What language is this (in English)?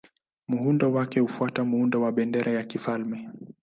Swahili